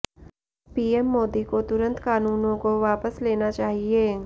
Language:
Hindi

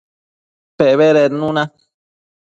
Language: Matsés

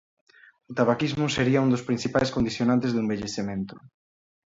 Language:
Galician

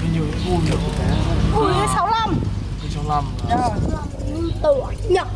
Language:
Vietnamese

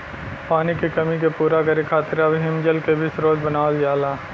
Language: Bhojpuri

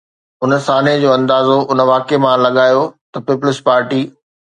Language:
Sindhi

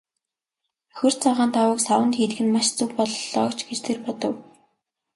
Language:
Mongolian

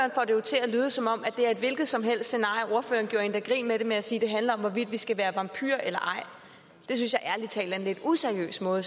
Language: Danish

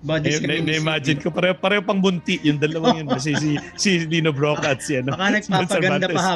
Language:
Filipino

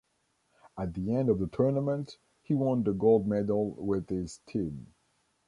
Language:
English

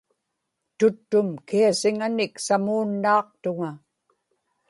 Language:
Inupiaq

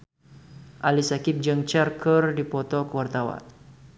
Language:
Sundanese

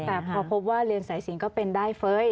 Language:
Thai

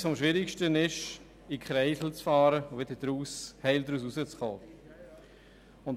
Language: Swiss German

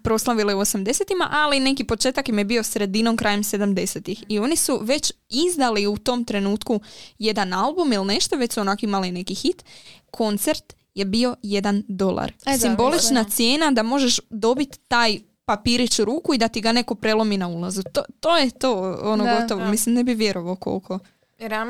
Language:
Croatian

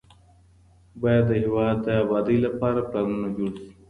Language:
Pashto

